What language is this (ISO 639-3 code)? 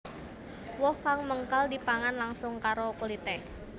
jav